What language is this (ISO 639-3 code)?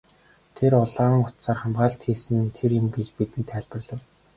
mon